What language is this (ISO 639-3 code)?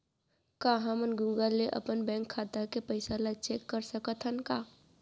hne